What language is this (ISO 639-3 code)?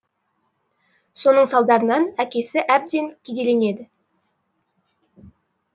kaz